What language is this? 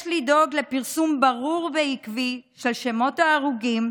Hebrew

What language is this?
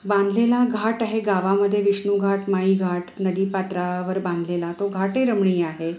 Marathi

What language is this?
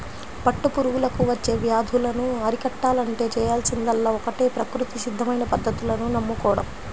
Telugu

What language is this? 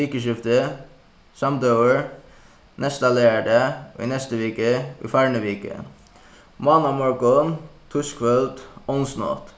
Faroese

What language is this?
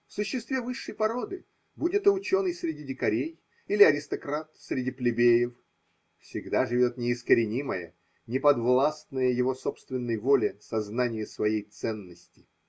Russian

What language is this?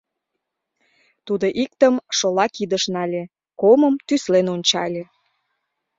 Mari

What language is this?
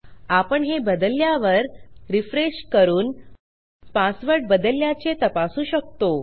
Marathi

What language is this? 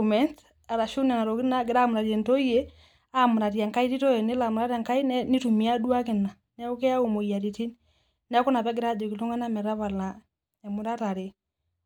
Masai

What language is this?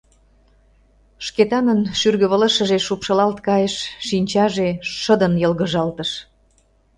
Mari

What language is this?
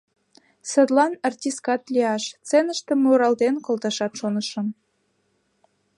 Mari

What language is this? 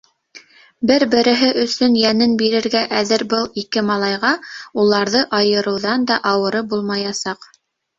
Bashkir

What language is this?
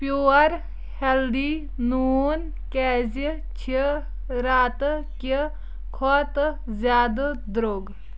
Kashmiri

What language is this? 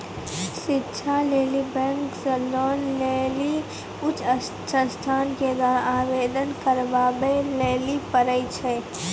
Maithili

